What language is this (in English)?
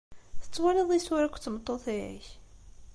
Kabyle